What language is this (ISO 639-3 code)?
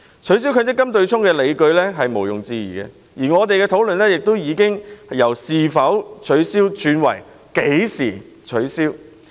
yue